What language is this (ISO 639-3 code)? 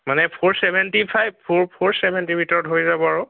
asm